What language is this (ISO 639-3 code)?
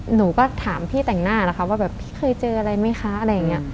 tha